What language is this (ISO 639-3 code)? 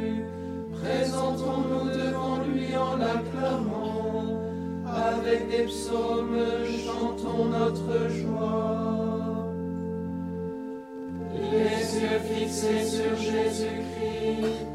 fra